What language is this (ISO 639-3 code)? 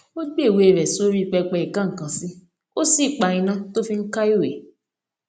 yor